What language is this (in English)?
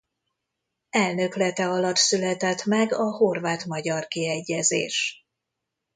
Hungarian